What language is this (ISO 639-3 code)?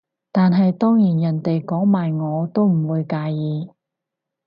yue